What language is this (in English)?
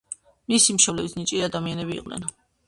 Georgian